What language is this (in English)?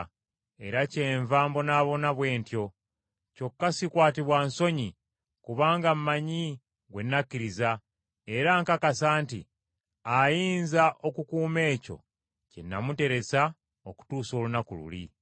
Ganda